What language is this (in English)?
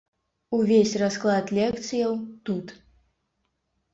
Belarusian